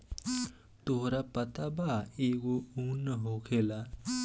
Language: Bhojpuri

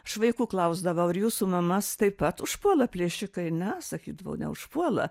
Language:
Lithuanian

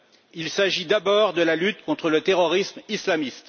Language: French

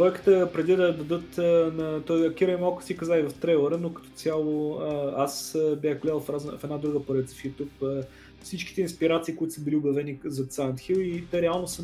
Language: Bulgarian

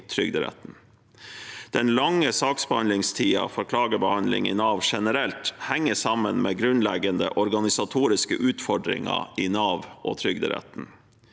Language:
Norwegian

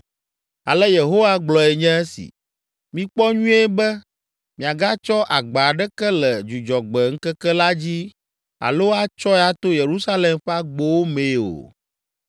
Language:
Ewe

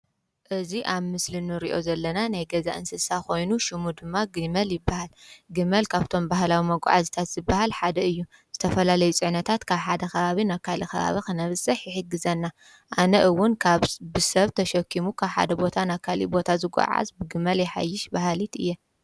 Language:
Tigrinya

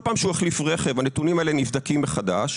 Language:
Hebrew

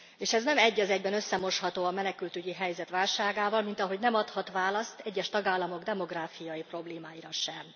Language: Hungarian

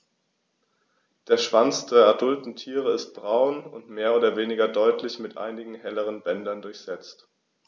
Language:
German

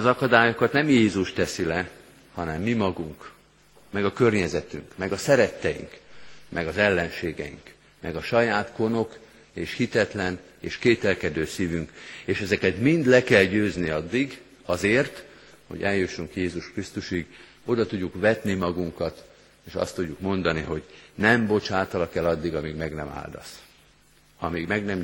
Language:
Hungarian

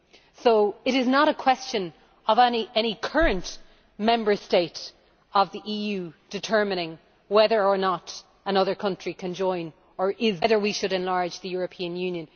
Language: English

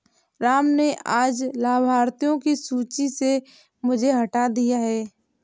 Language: Hindi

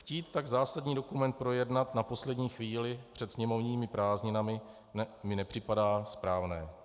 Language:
Czech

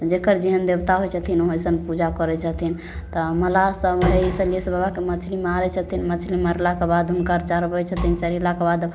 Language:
Maithili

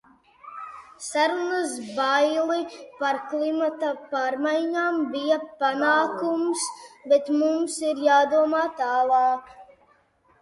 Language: Latvian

